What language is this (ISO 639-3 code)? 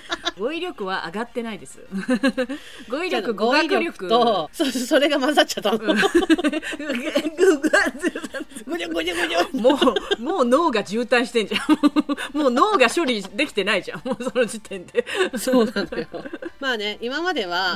jpn